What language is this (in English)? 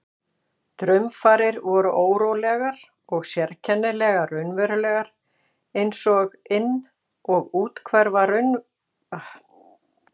Icelandic